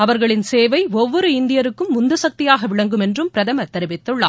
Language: Tamil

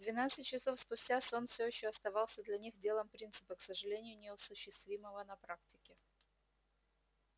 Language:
Russian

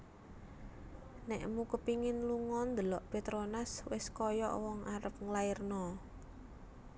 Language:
Javanese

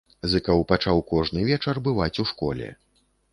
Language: Belarusian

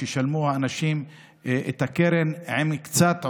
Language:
Hebrew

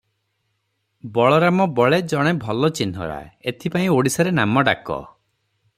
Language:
Odia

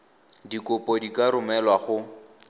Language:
Tswana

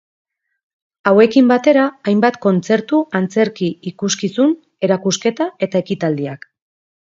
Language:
Basque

